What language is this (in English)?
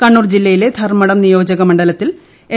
Malayalam